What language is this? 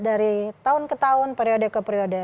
Indonesian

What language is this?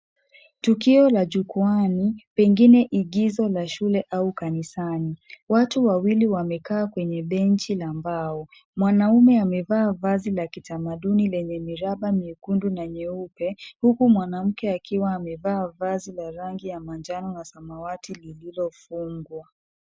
Swahili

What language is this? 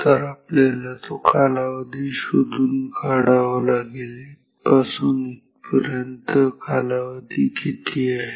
Marathi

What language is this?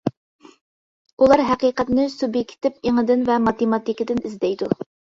Uyghur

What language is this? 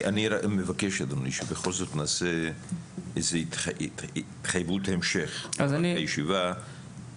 Hebrew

